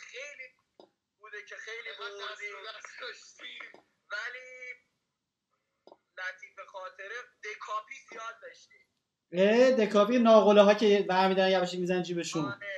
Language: Persian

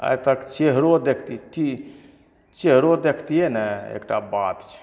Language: Maithili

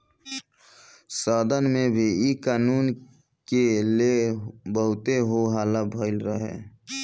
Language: Bhojpuri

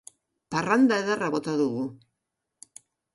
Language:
Basque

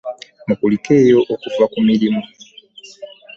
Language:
Ganda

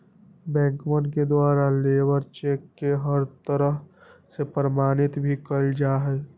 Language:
Magahi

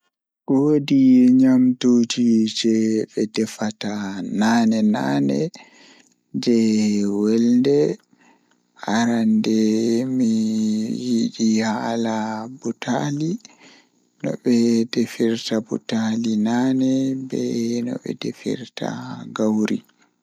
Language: Fula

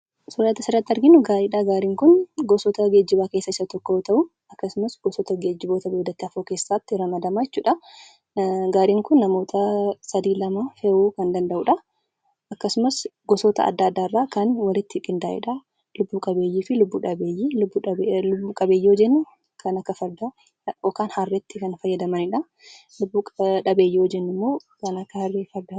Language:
Oromo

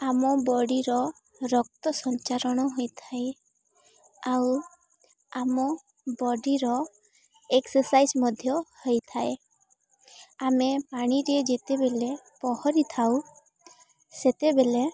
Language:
Odia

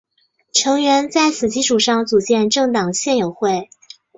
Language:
Chinese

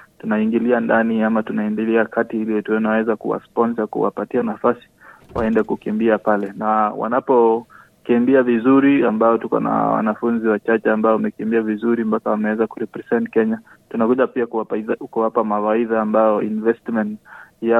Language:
Swahili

